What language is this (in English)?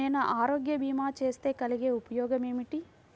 Telugu